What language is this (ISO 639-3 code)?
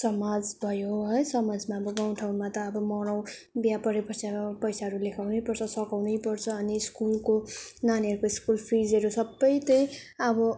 nep